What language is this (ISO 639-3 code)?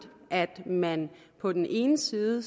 dan